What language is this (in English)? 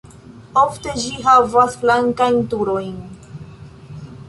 Esperanto